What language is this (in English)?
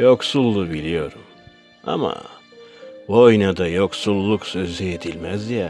Turkish